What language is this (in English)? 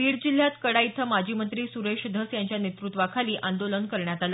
Marathi